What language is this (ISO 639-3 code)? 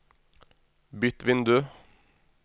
nor